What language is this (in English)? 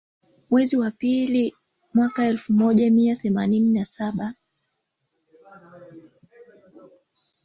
Swahili